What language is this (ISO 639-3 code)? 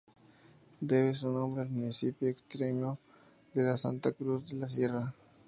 spa